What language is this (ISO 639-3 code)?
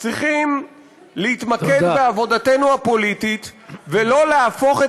heb